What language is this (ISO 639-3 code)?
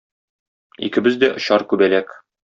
tat